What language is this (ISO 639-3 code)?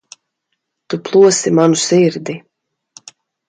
lav